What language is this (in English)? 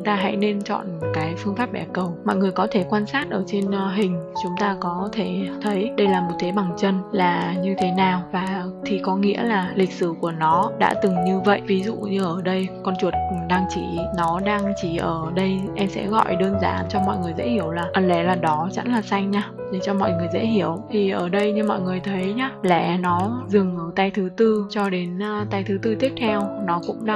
Vietnamese